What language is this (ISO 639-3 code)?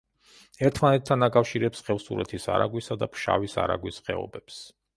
kat